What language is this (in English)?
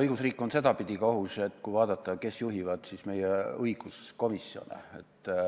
Estonian